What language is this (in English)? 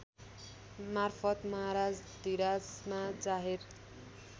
Nepali